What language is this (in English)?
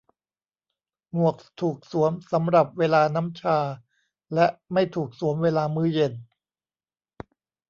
Thai